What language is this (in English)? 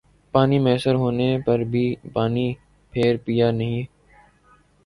Urdu